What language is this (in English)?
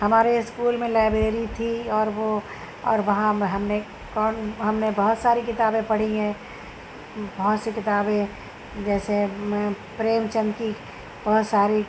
Urdu